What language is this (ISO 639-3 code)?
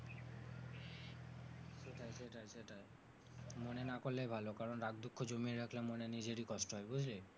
ben